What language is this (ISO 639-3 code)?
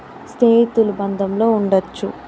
tel